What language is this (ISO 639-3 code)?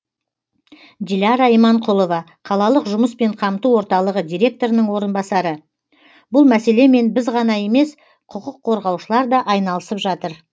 kaz